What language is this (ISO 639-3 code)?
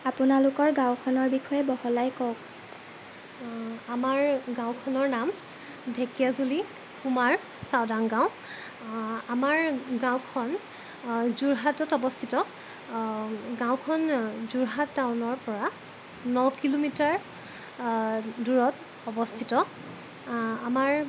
asm